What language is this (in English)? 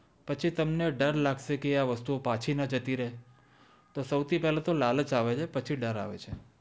Gujarati